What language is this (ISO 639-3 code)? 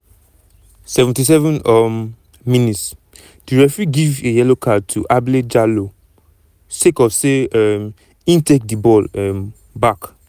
pcm